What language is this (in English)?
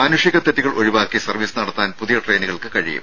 Malayalam